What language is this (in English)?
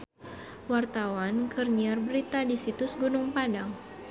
Sundanese